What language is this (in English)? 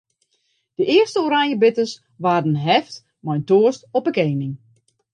Western Frisian